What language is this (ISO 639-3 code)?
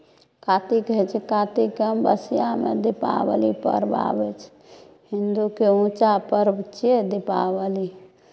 mai